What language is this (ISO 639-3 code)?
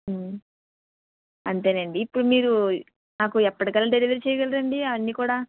tel